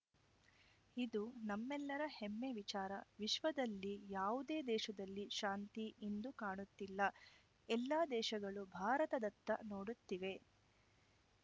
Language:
Kannada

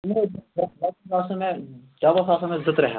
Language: Kashmiri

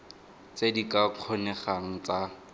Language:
Tswana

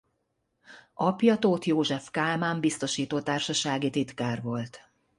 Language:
Hungarian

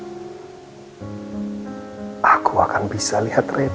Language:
Indonesian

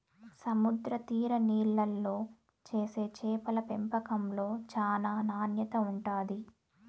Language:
Telugu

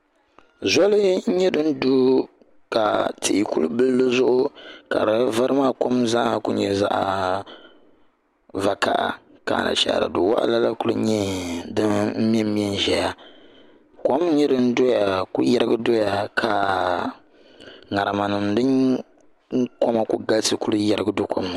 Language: Dagbani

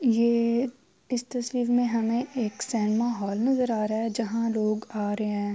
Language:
Urdu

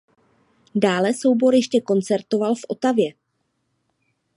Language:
Czech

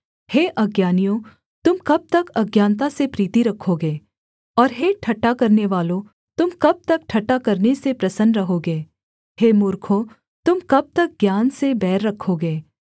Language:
Hindi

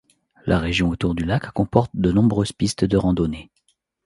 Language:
French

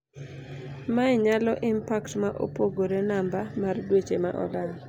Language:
Luo (Kenya and Tanzania)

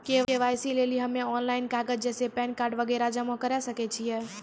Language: Maithili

